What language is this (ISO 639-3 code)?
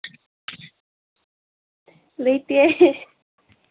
mni